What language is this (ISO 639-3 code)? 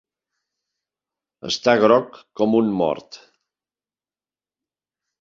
cat